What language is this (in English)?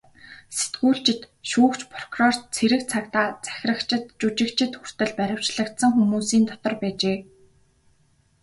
Mongolian